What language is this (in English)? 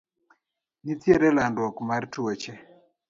Luo (Kenya and Tanzania)